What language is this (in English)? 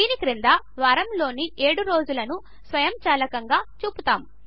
Telugu